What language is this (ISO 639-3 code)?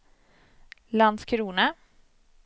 swe